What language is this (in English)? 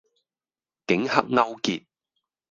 Cantonese